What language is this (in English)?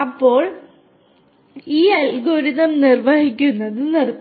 Malayalam